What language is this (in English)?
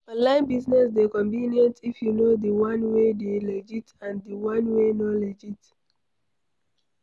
Nigerian Pidgin